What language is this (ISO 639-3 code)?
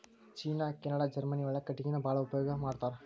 kan